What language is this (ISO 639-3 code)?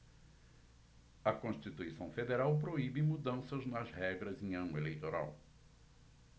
por